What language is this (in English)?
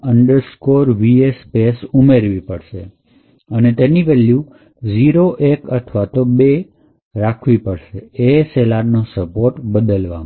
Gujarati